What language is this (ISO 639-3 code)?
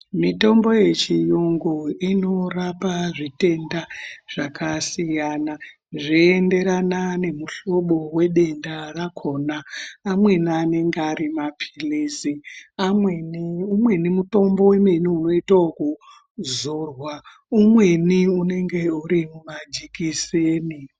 ndc